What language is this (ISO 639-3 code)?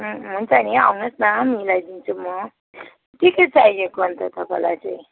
nep